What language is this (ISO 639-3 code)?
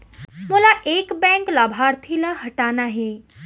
hne